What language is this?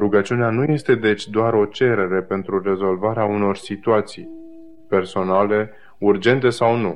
Romanian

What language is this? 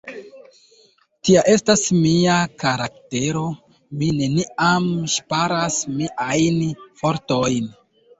Esperanto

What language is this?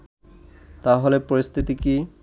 Bangla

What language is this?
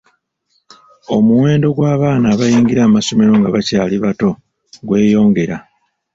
Ganda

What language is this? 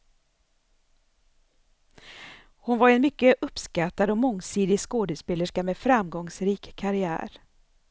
Swedish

